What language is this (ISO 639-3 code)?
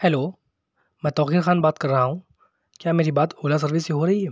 urd